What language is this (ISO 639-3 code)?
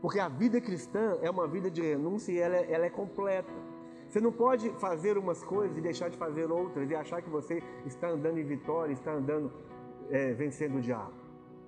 por